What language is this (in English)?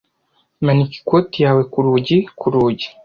Kinyarwanda